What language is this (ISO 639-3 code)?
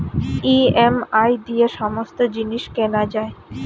ben